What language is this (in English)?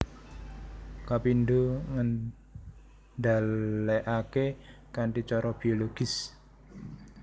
Javanese